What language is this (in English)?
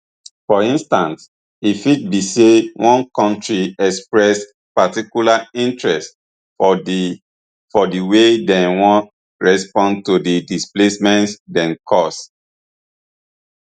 Nigerian Pidgin